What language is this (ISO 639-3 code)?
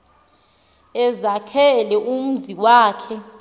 xho